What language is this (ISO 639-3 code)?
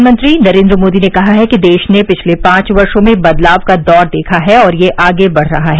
hin